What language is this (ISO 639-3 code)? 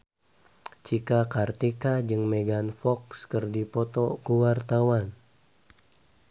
sun